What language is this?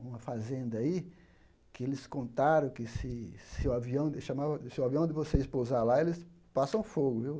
Portuguese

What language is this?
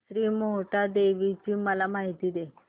Marathi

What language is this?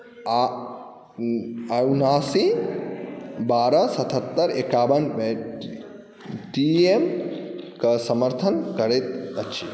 Maithili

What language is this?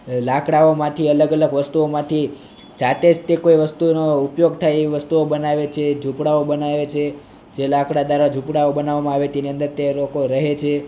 Gujarati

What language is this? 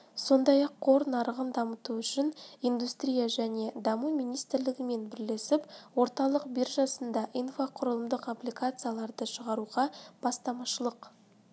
Kazakh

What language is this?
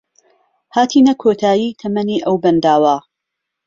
Central Kurdish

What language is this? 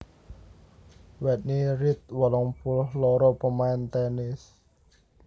Javanese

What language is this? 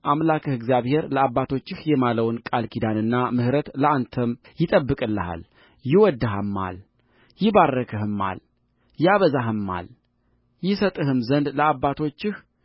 Amharic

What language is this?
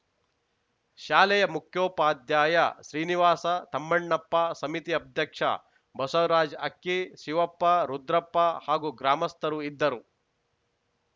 Kannada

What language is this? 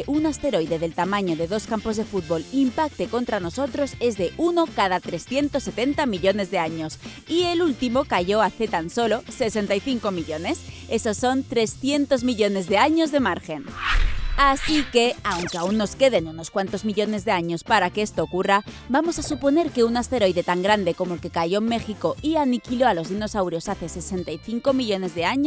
Spanish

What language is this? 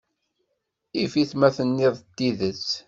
Kabyle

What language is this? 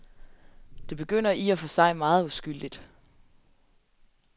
Danish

